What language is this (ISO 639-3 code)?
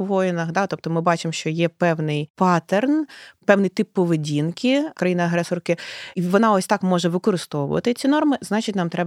ukr